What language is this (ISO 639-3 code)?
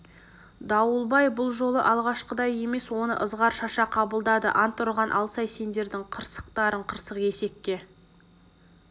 kaz